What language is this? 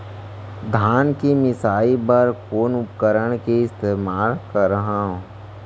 Chhattisgarhi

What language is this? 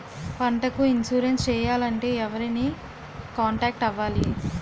Telugu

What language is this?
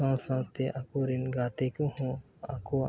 Santali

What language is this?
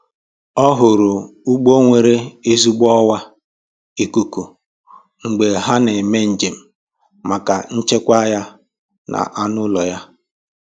Igbo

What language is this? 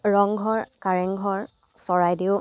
Assamese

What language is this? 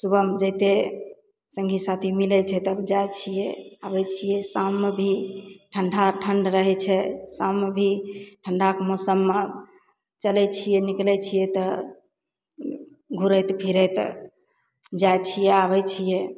Maithili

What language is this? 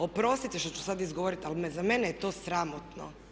Croatian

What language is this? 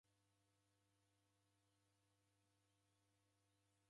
Taita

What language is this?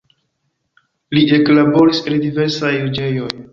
Esperanto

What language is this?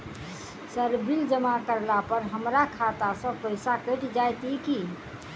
Maithili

